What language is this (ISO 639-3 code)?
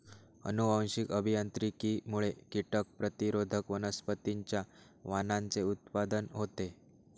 mar